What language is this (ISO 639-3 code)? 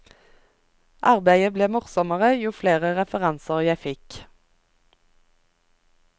nor